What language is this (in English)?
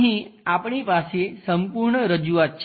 Gujarati